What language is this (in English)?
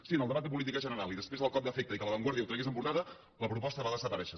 Catalan